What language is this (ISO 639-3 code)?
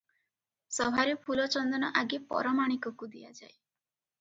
ori